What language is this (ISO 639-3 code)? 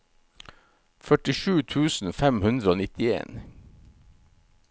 nor